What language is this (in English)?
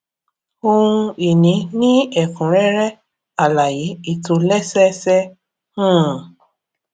Yoruba